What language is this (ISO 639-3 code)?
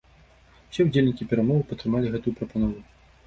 bel